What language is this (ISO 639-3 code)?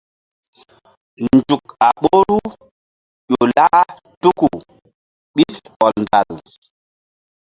mdd